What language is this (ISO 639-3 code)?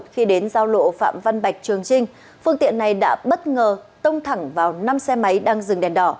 vie